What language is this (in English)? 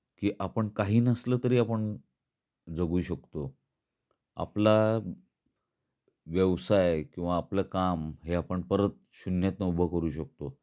Marathi